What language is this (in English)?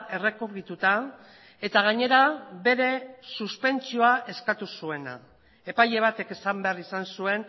Basque